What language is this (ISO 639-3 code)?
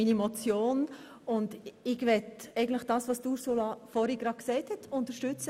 gsw